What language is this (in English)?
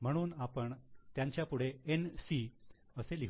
Marathi